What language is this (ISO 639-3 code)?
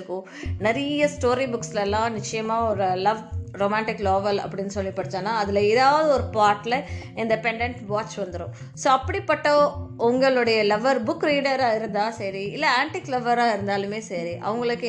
tam